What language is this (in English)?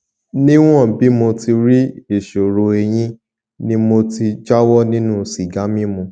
Yoruba